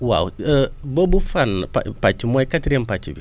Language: Wolof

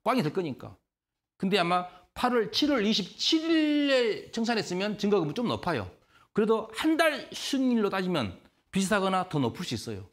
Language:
Korean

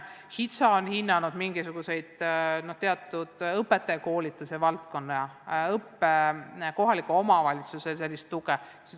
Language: Estonian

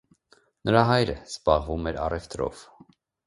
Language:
Armenian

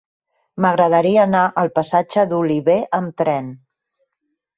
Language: Catalan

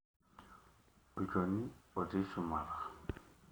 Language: Masai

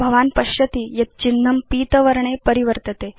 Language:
Sanskrit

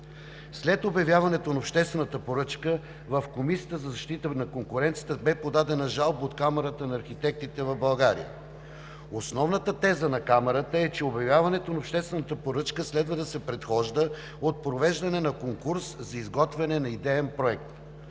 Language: Bulgarian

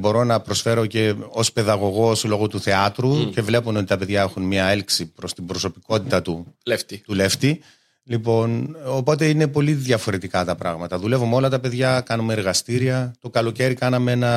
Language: Greek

